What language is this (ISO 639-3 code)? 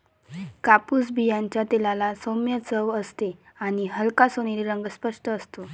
mar